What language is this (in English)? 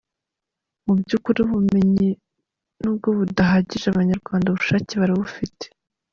Kinyarwanda